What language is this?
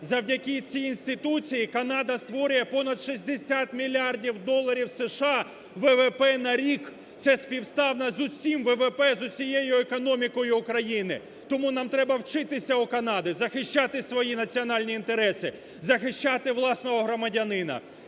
Ukrainian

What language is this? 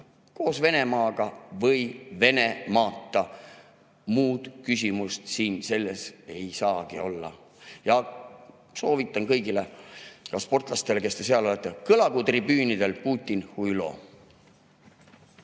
Estonian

